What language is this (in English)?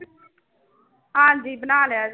Punjabi